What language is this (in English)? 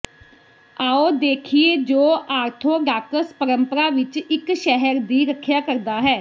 Punjabi